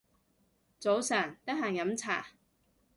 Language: Cantonese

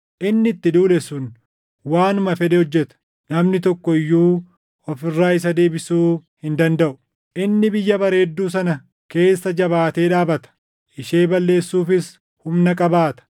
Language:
Oromo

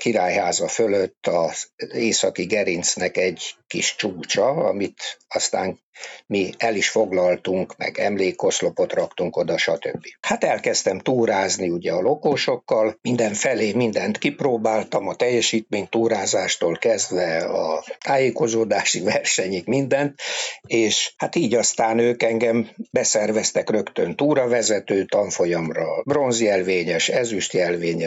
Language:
Hungarian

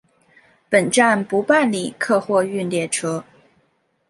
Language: Chinese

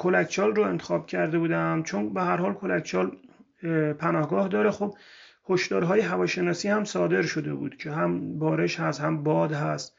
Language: Persian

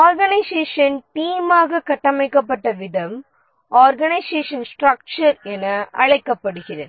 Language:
Tamil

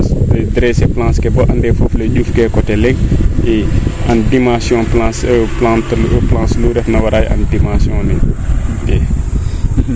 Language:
Serer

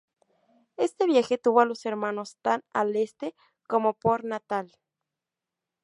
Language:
Spanish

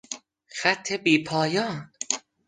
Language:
Persian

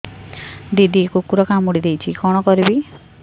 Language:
Odia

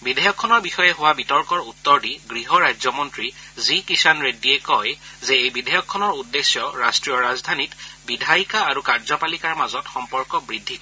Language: Assamese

